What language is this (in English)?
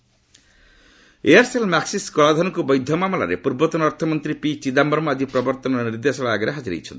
Odia